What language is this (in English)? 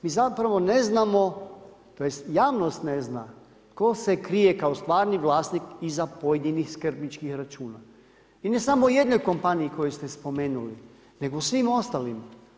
Croatian